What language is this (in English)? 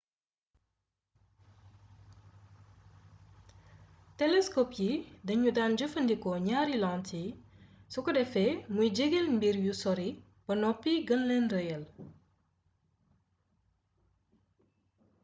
Wolof